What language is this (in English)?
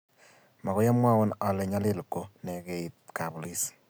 Kalenjin